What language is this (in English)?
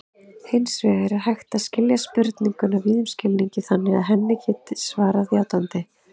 Icelandic